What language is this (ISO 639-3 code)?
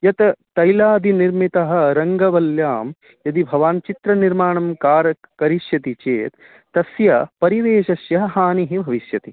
san